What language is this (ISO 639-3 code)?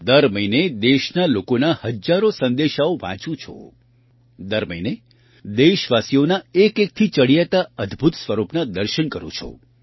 guj